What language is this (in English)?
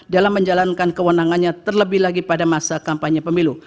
Indonesian